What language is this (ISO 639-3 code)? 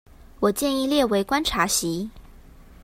zho